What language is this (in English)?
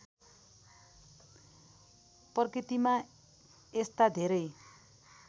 Nepali